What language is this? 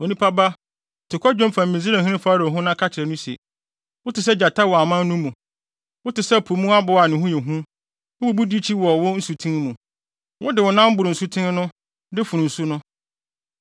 Akan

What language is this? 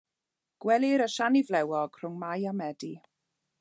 Welsh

